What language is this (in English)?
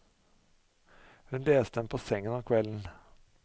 Norwegian